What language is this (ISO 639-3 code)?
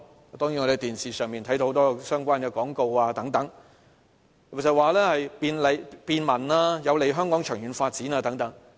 yue